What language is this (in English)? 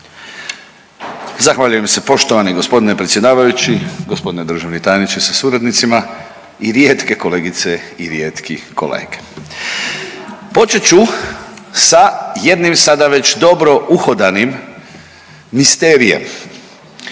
Croatian